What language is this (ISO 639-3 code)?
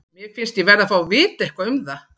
isl